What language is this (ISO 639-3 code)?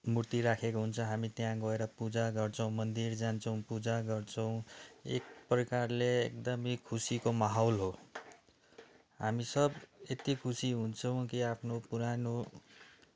nep